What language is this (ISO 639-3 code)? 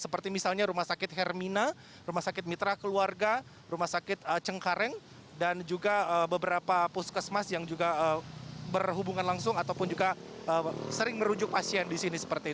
ind